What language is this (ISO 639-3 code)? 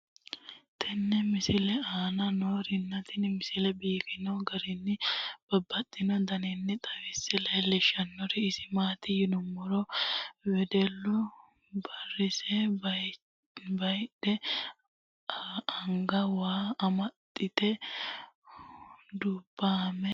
sid